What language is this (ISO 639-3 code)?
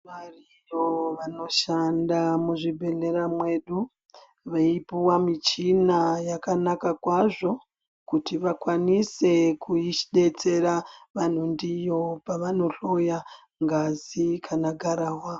ndc